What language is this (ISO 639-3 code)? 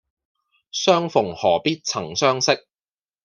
yue